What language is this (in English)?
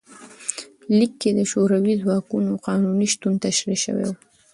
Pashto